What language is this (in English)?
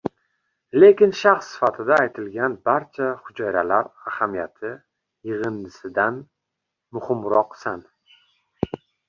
Uzbek